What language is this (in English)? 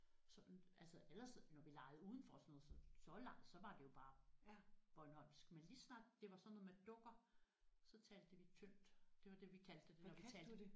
Danish